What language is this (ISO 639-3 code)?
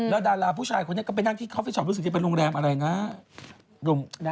tha